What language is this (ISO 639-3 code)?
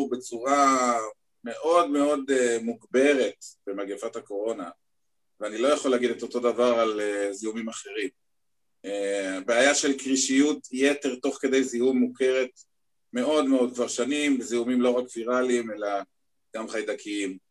heb